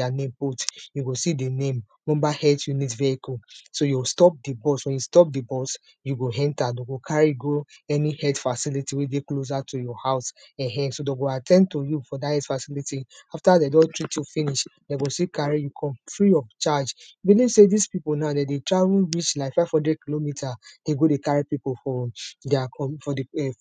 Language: Nigerian Pidgin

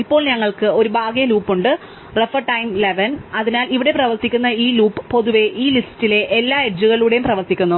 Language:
Malayalam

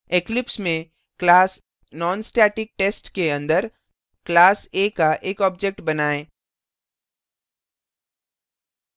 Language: Hindi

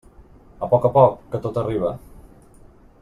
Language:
Catalan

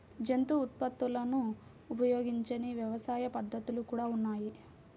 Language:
Telugu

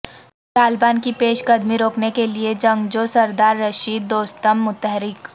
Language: Urdu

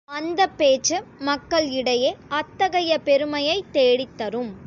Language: Tamil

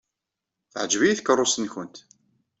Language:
Kabyle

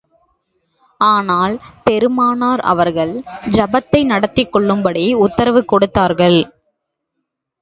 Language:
Tamil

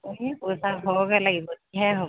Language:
Assamese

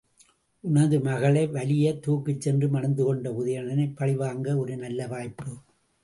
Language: Tamil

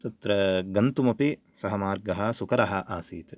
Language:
Sanskrit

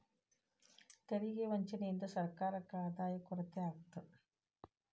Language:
Kannada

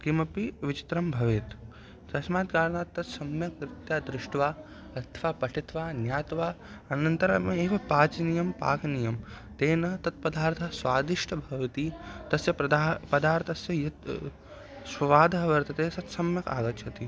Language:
Sanskrit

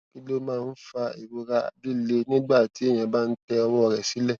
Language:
Yoruba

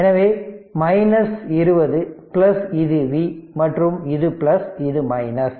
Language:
Tamil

